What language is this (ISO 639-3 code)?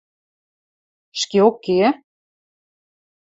mrj